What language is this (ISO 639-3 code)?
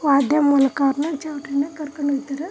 kan